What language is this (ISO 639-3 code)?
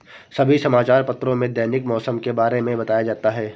hin